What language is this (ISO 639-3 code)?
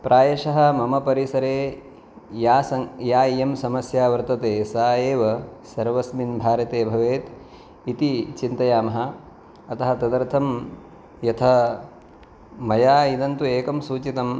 san